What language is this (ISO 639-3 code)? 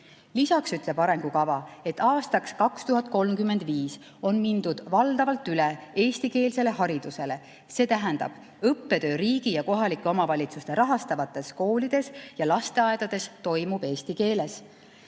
est